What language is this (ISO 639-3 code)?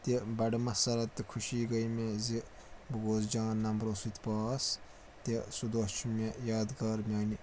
kas